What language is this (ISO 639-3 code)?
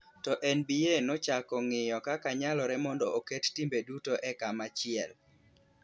luo